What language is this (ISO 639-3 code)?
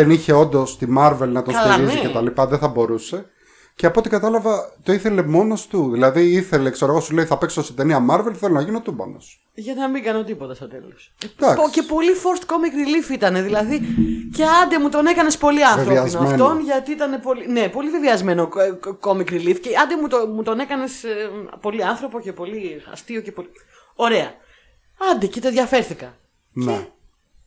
ell